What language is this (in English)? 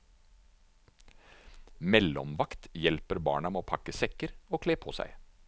Norwegian